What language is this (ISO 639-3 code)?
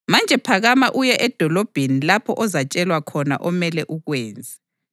nde